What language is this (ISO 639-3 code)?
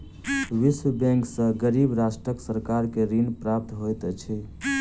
mai